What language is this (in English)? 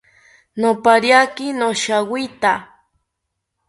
South Ucayali Ashéninka